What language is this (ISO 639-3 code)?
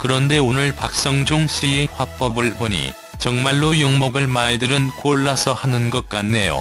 kor